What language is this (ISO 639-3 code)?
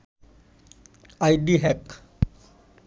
ben